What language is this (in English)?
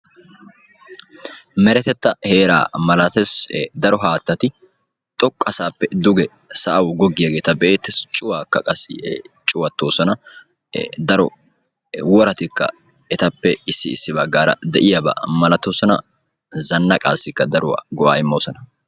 Wolaytta